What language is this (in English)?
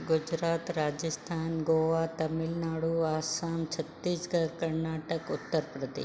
Sindhi